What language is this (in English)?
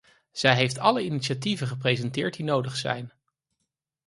Dutch